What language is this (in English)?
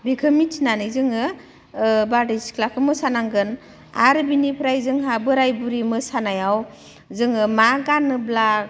Bodo